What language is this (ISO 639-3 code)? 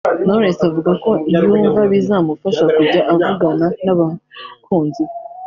kin